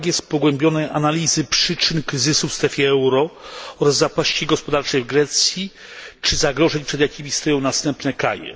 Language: Polish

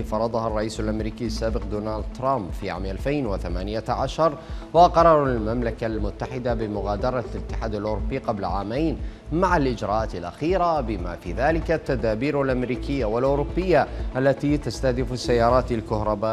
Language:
Arabic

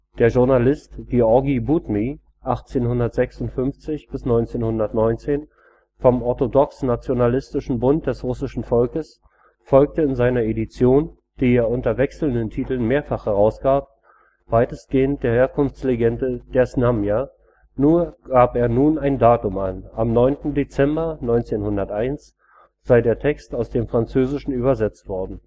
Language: German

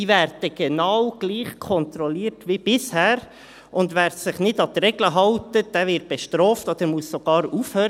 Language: Swiss German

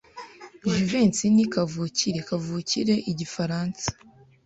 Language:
Kinyarwanda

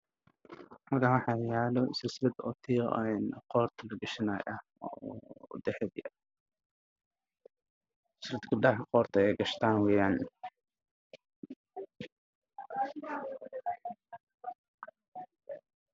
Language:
Somali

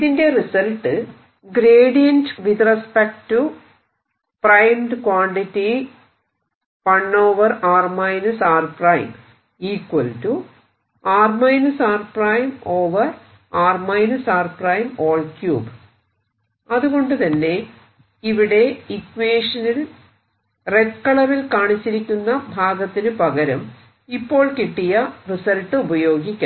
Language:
Malayalam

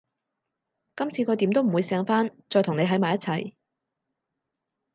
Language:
Cantonese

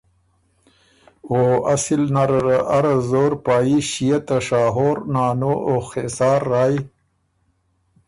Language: Ormuri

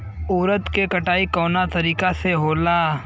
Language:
Bhojpuri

